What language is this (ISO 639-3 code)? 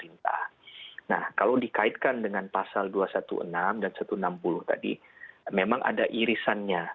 ind